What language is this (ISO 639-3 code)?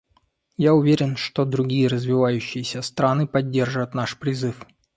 rus